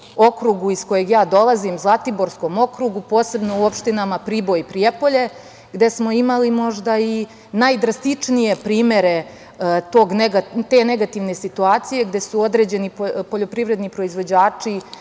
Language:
Serbian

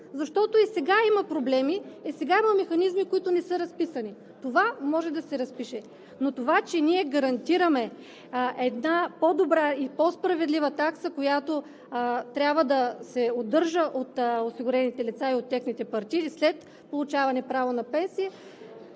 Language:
Bulgarian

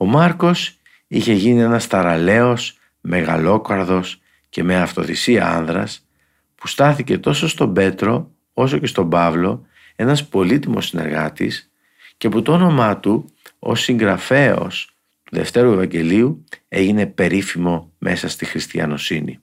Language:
Greek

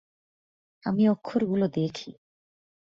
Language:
Bangla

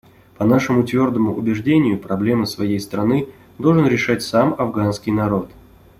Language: Russian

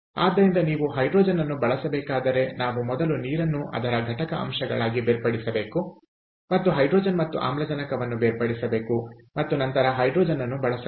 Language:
Kannada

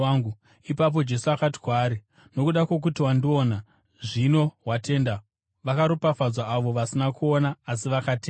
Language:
Shona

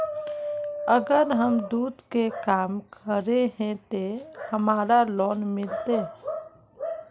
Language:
Magahi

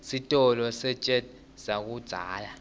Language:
Swati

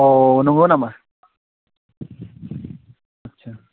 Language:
Bodo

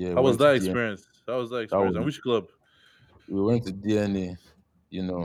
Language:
English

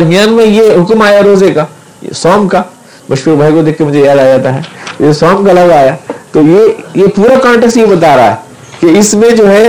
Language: Urdu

